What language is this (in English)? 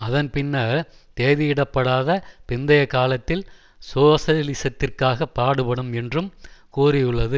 Tamil